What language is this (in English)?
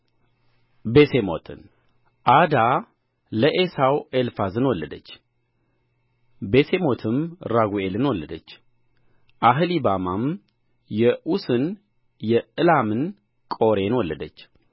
Amharic